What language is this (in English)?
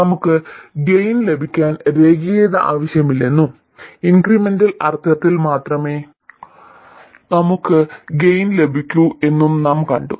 Malayalam